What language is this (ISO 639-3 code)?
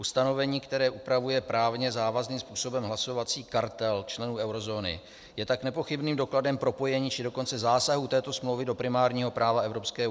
ces